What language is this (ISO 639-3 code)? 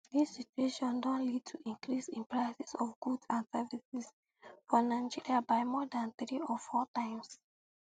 pcm